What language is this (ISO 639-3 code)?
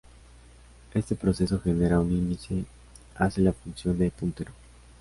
spa